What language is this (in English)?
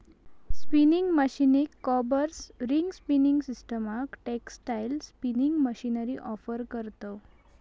Marathi